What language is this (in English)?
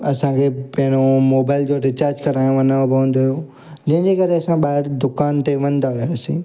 Sindhi